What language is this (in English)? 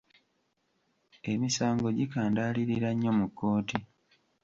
Ganda